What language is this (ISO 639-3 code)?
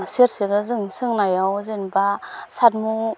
brx